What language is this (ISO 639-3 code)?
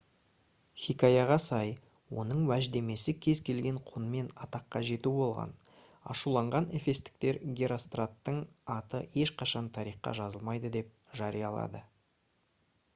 kaz